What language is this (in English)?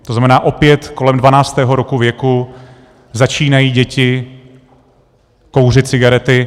Czech